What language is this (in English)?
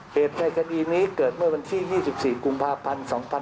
Thai